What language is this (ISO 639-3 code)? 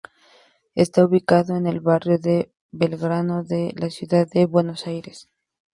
spa